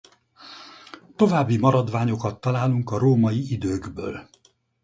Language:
Hungarian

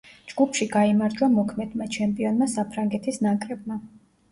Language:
Georgian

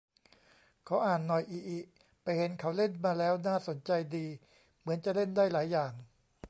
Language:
Thai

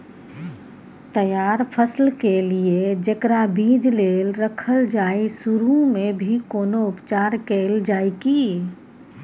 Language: Maithili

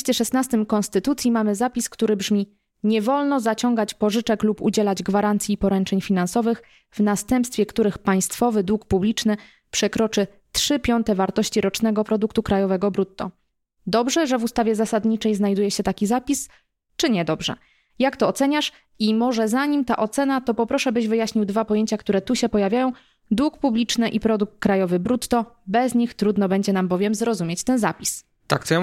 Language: Polish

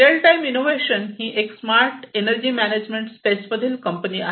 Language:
Marathi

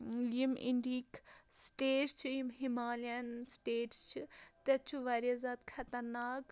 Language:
Kashmiri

